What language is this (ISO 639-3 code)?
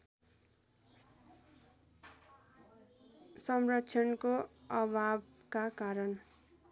nep